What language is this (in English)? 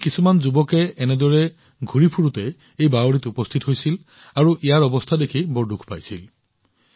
Assamese